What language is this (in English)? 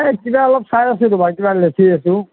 Assamese